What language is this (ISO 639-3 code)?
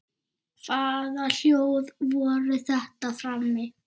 isl